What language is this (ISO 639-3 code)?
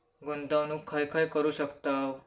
mar